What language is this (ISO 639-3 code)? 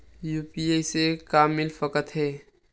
hne